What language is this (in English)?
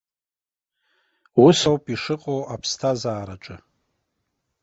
Abkhazian